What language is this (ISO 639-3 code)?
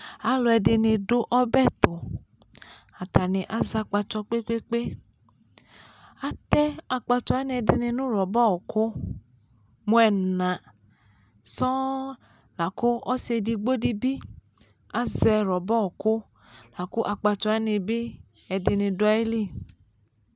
kpo